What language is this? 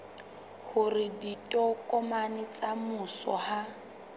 Southern Sotho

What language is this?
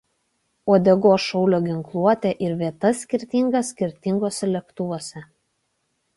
Lithuanian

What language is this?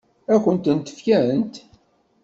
Kabyle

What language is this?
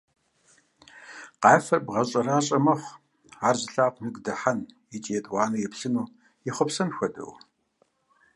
Kabardian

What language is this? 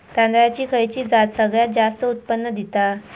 Marathi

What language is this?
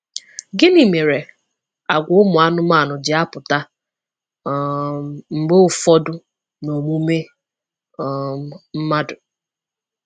Igbo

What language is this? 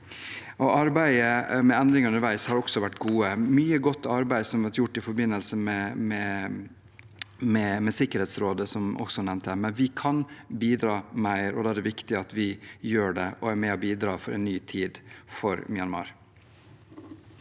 Norwegian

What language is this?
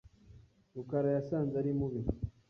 Kinyarwanda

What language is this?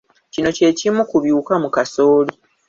Ganda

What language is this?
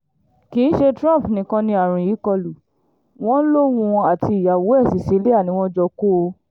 Yoruba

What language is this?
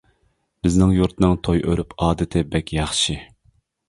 Uyghur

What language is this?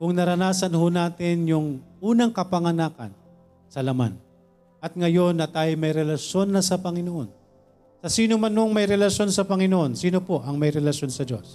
Filipino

